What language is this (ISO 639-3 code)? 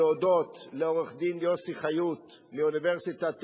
heb